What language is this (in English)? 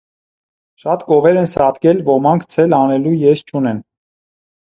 Armenian